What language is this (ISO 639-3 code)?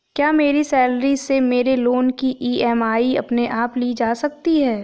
hin